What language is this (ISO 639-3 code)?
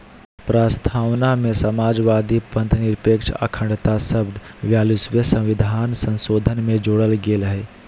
mag